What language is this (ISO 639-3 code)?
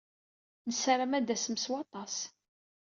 kab